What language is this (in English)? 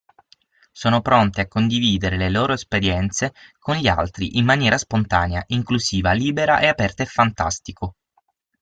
Italian